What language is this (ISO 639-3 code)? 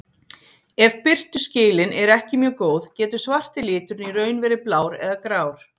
isl